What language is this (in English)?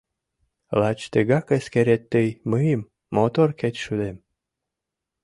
Mari